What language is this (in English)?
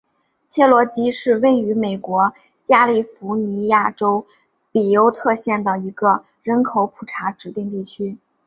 Chinese